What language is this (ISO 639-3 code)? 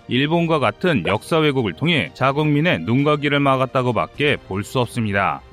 kor